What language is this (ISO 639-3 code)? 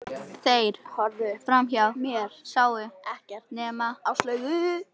isl